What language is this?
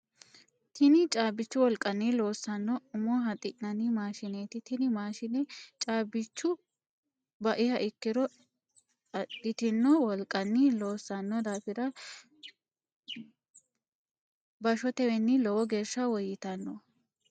Sidamo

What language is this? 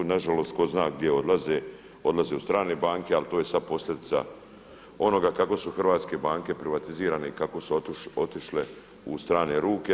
Croatian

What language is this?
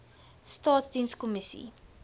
Afrikaans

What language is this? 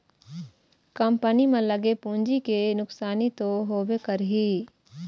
Chhattisgarhi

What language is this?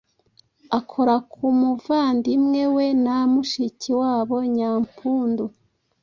Kinyarwanda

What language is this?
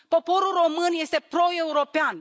Romanian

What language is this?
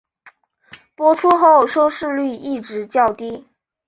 Chinese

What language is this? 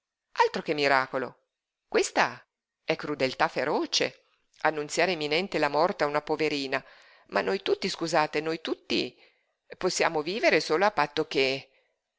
Italian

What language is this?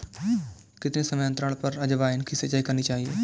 Hindi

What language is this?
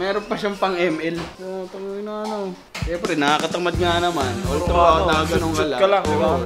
Filipino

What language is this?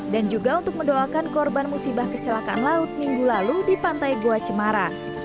Indonesian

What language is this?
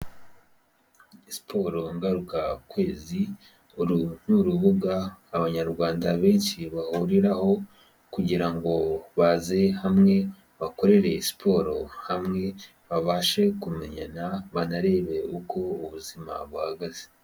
Kinyarwanda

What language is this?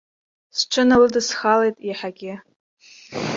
Abkhazian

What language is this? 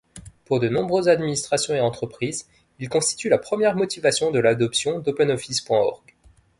French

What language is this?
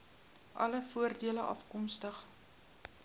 Afrikaans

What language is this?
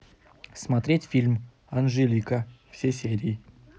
Russian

